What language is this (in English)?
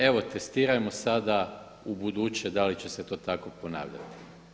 Croatian